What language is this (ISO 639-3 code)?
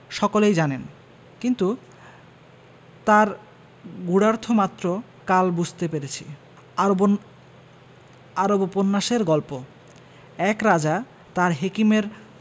ben